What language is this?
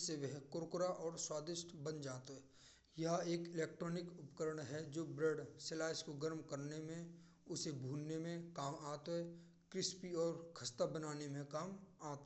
Braj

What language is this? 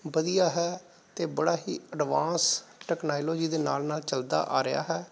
Punjabi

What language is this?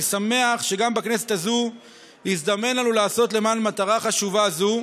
Hebrew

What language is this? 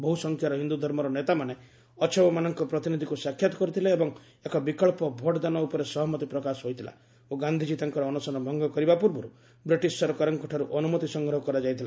Odia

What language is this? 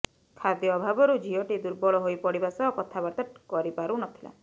Odia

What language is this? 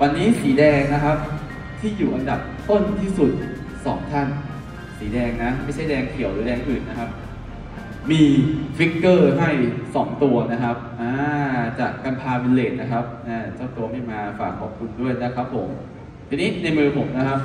Thai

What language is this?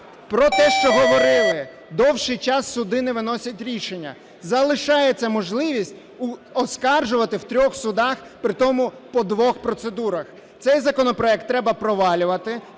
Ukrainian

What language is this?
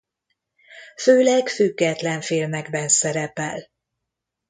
Hungarian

